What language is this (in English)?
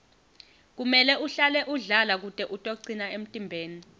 Swati